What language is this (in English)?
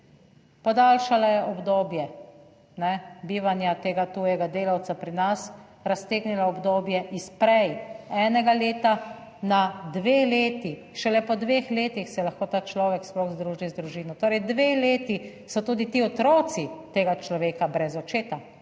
Slovenian